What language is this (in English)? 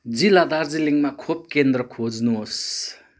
Nepali